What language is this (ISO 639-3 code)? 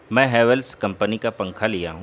urd